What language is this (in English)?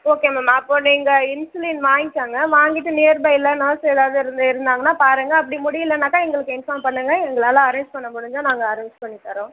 Tamil